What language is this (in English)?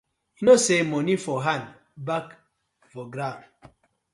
Nigerian Pidgin